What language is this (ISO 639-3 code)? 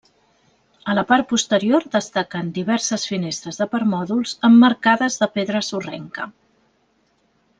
cat